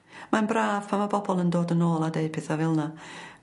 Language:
Welsh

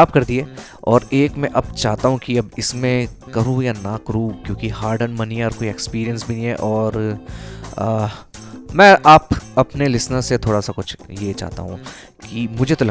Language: Hindi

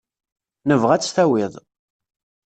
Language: Kabyle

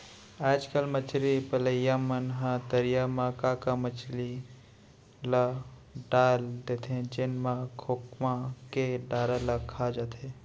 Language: Chhattisgarhi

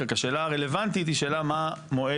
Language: Hebrew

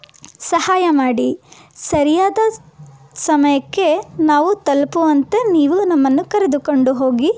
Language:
Kannada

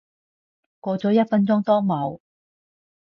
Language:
Cantonese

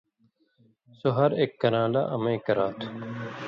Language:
Indus Kohistani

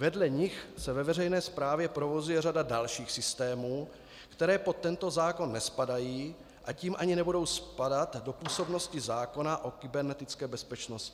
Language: Czech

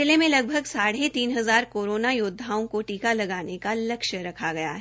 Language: Hindi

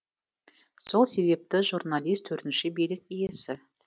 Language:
Kazakh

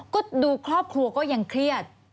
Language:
Thai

